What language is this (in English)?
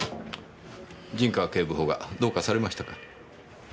Japanese